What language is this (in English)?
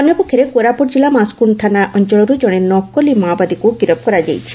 Odia